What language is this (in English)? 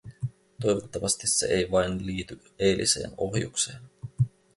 Finnish